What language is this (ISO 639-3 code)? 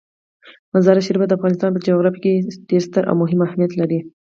pus